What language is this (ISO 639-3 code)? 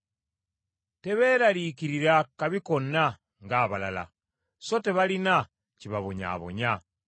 lug